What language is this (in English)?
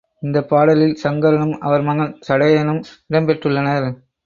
Tamil